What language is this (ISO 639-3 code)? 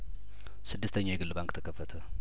amh